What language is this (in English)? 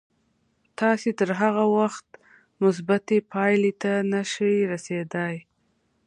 Pashto